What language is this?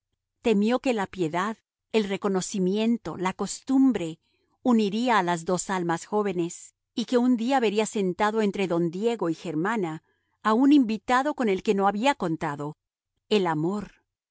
Spanish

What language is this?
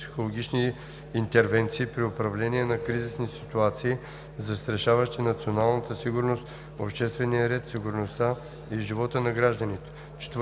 Bulgarian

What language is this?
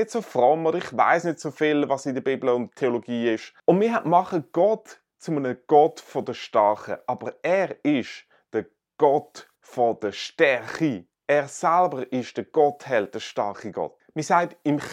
German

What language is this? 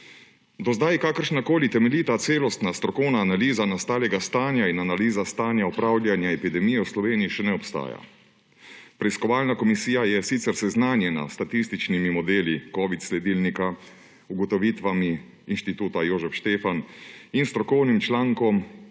Slovenian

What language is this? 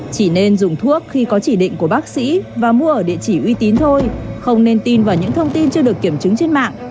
Vietnamese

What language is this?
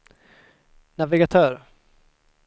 Swedish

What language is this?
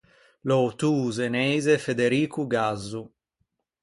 Ligurian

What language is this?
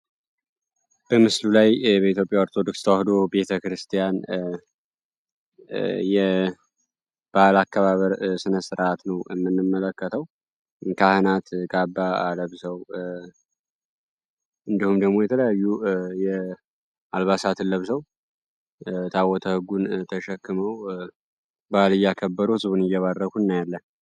Amharic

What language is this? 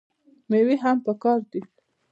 Pashto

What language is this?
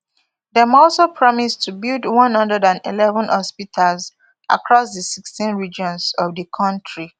Nigerian Pidgin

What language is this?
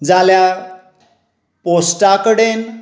Konkani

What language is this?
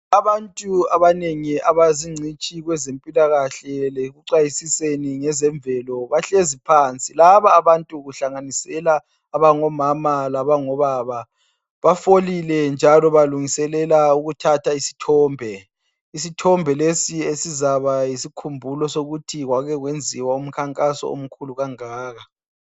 North Ndebele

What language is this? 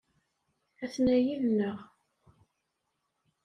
Kabyle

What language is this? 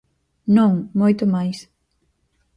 Galician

